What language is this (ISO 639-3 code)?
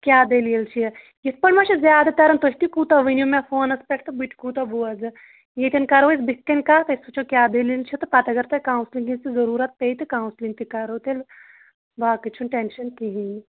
kas